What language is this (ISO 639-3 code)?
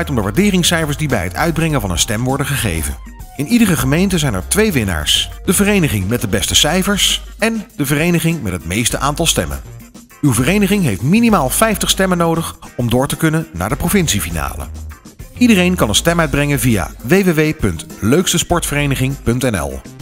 nld